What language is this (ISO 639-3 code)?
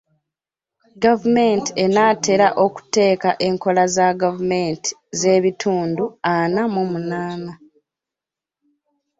lug